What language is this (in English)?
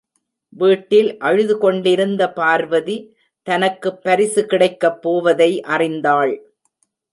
Tamil